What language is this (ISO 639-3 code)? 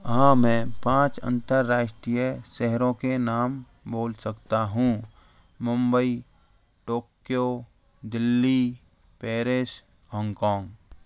hin